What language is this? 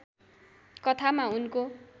Nepali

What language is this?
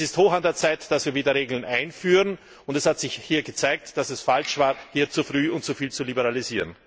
German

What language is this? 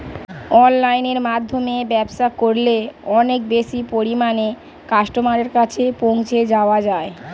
Bangla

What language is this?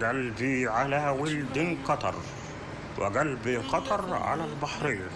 Arabic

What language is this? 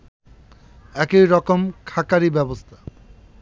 Bangla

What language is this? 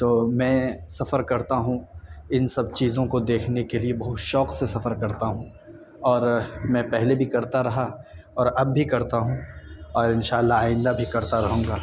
Urdu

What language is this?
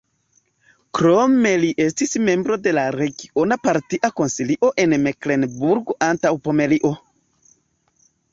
Esperanto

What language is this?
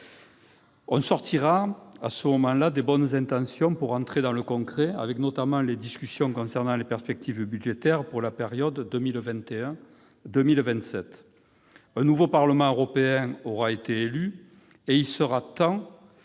French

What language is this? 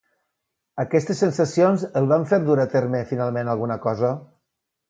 Catalan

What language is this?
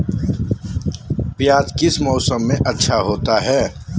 Magahi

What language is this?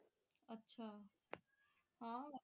Punjabi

